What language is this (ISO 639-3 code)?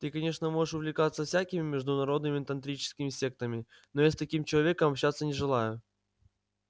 rus